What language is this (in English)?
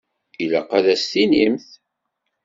Kabyle